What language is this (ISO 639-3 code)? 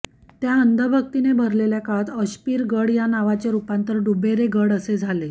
mar